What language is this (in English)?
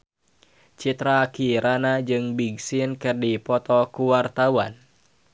Sundanese